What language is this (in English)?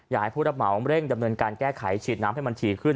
Thai